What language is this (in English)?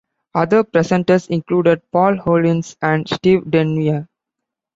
English